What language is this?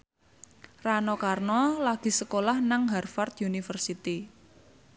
Javanese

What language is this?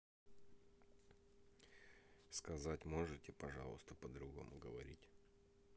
Russian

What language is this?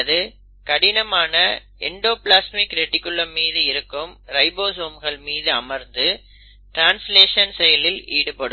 Tamil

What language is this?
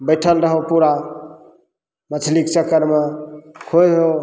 Maithili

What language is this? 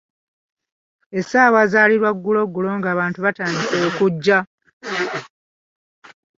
Ganda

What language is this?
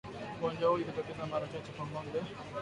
Swahili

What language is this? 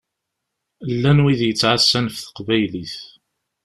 Kabyle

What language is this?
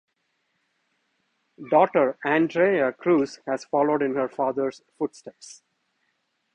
English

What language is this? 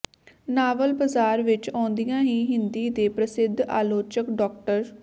Punjabi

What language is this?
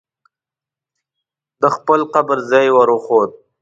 Pashto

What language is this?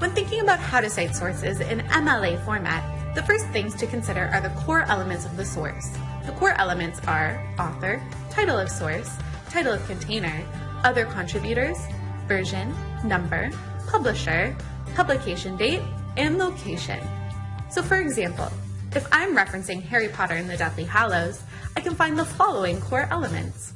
English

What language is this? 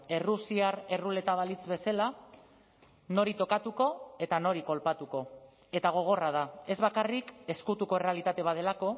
Basque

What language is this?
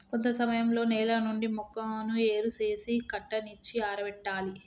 Telugu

